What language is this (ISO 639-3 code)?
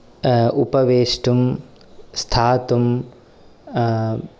san